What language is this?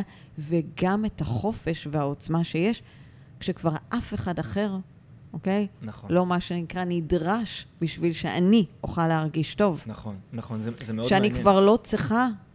Hebrew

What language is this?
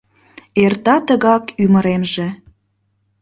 Mari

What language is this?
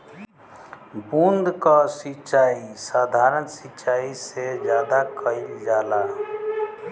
Bhojpuri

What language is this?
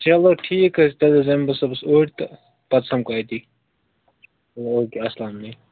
Kashmiri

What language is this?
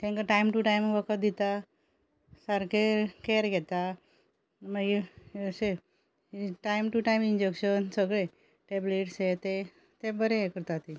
Konkani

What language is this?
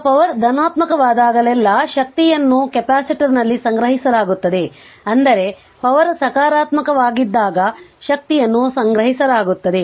Kannada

